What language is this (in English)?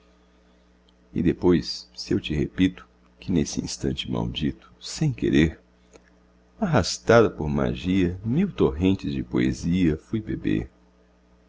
Portuguese